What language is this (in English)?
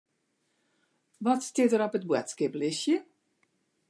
Western Frisian